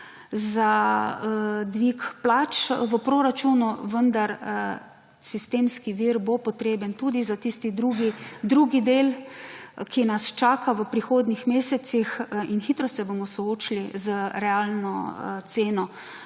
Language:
Slovenian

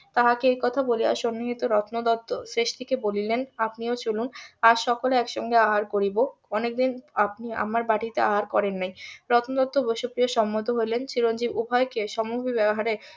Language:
Bangla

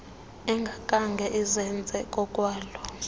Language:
Xhosa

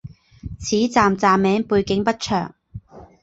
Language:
Chinese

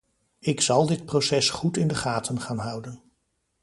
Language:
Dutch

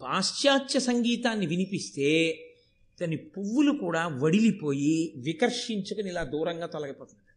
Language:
Telugu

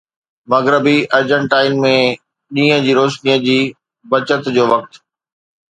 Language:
Sindhi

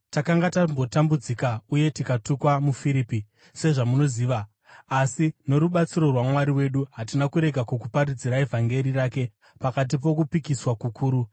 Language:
Shona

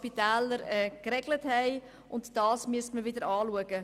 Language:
Swiss German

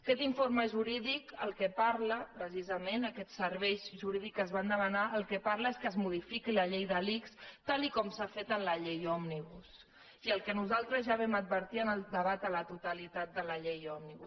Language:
Catalan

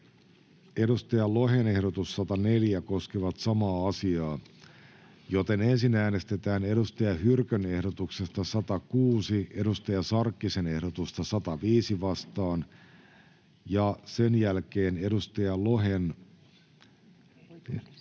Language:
Finnish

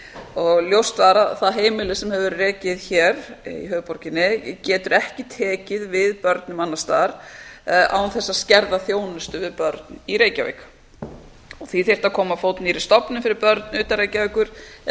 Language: Icelandic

